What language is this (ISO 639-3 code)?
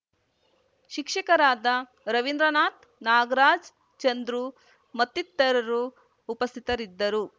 kan